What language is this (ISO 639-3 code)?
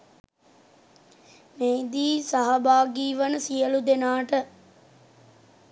sin